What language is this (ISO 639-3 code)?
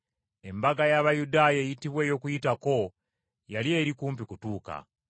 lug